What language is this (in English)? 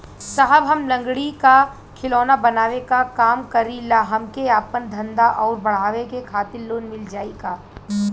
Bhojpuri